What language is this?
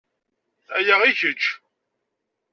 Kabyle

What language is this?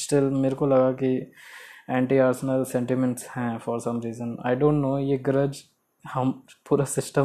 Hindi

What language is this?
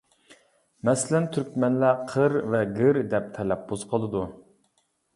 Uyghur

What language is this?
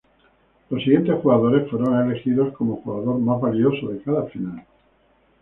Spanish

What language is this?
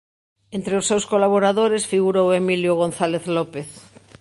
Galician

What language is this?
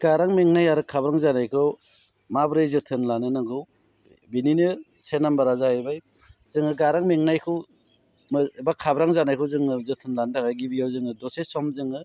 Bodo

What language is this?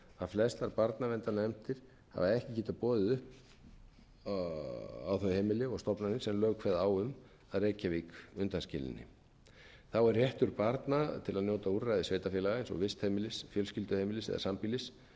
Icelandic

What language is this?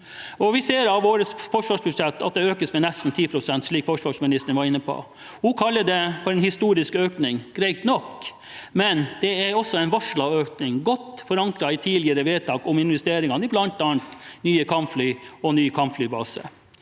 Norwegian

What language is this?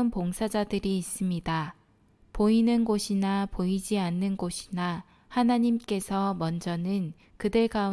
Korean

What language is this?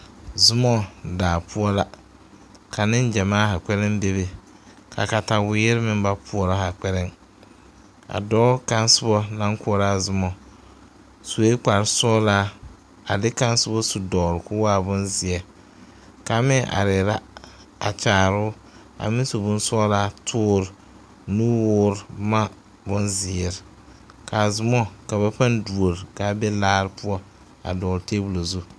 Southern Dagaare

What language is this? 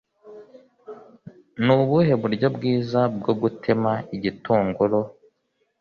Kinyarwanda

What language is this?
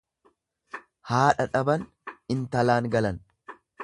Oromo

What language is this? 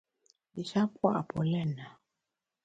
Bamun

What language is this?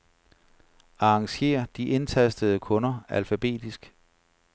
Danish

